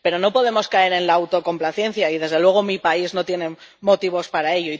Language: Spanish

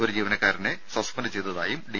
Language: Malayalam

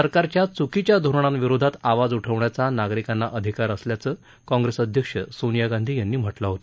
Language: Marathi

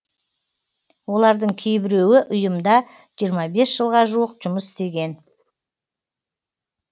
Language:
Kazakh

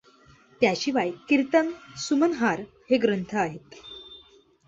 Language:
Marathi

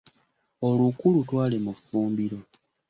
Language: Ganda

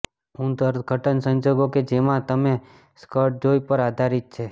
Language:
Gujarati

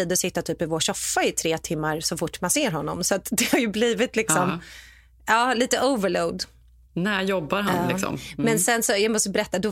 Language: Swedish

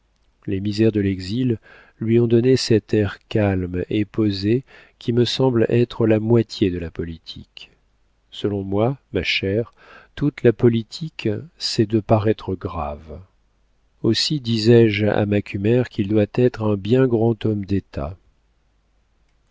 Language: French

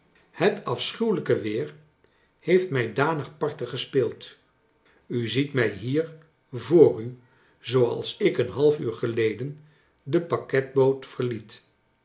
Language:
Dutch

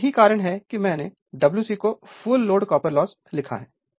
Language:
Hindi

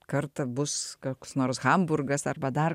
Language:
Lithuanian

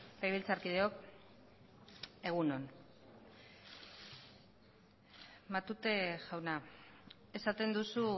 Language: Basque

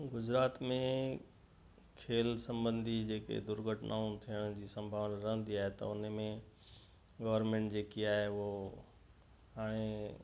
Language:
Sindhi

